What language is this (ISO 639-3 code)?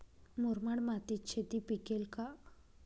mar